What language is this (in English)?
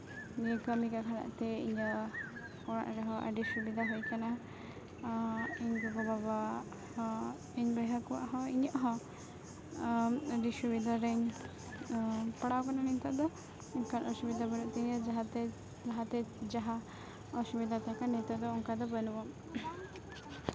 Santali